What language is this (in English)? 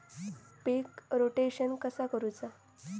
Marathi